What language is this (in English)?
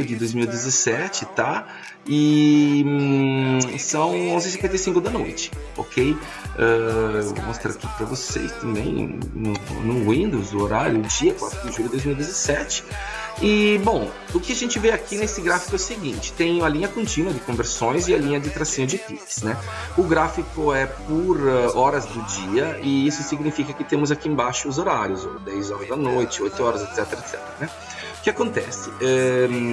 Portuguese